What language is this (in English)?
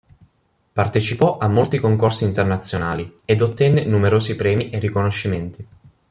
Italian